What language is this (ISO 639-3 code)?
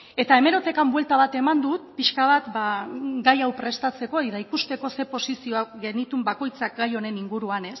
eus